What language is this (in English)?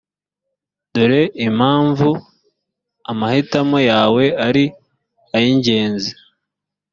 Kinyarwanda